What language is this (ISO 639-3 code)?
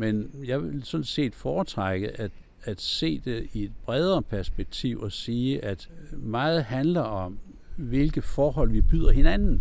dan